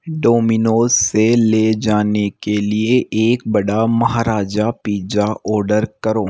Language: Hindi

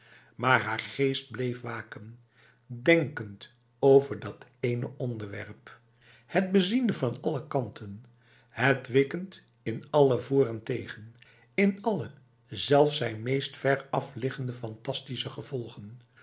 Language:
Dutch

